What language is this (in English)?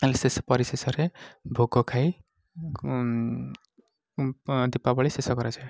Odia